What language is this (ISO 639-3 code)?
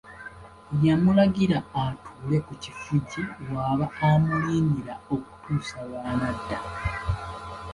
lug